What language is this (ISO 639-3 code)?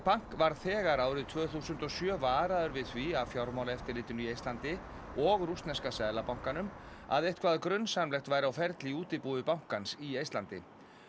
isl